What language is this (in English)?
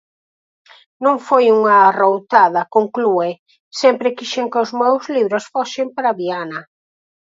Galician